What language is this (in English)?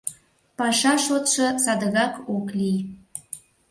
Mari